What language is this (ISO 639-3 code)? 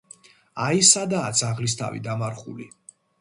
kat